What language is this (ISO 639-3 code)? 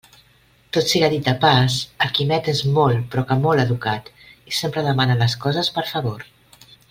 cat